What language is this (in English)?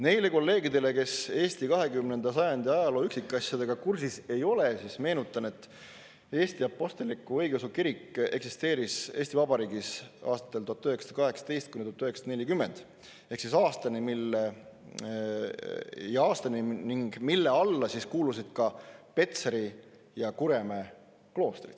Estonian